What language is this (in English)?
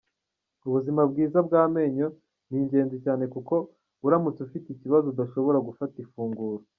Kinyarwanda